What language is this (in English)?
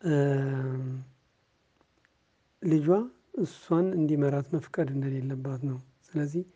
Amharic